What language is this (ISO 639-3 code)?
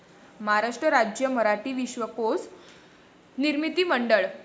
mar